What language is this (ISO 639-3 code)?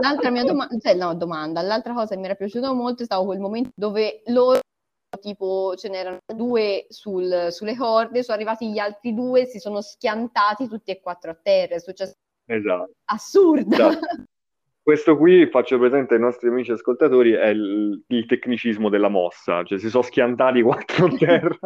ita